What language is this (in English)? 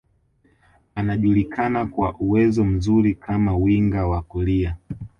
Swahili